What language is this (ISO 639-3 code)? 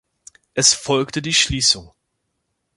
deu